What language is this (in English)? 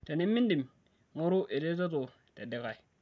Masai